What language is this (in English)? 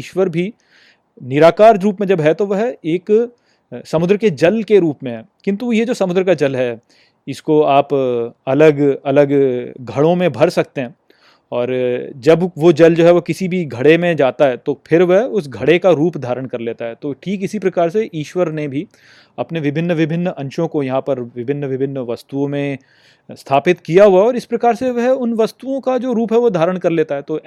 Hindi